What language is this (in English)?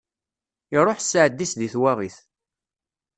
Kabyle